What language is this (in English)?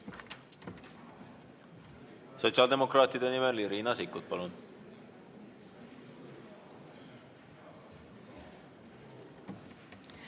Estonian